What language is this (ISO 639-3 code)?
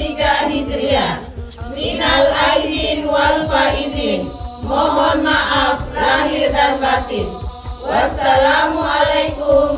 ind